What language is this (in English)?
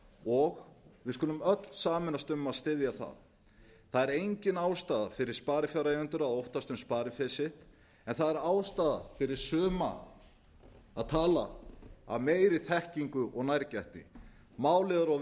Icelandic